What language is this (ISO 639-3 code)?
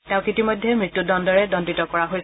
asm